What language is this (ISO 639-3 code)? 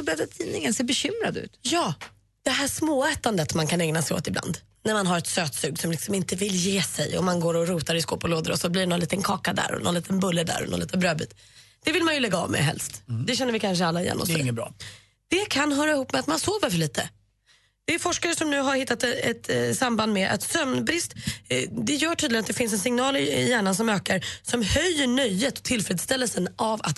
swe